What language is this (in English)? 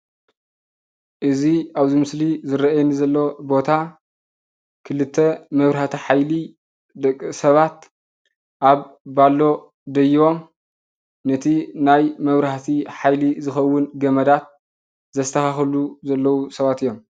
Tigrinya